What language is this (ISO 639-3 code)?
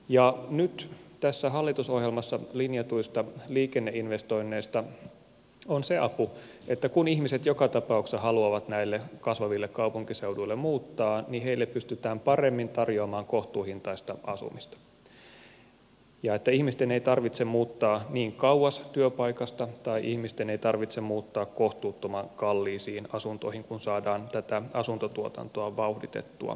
fin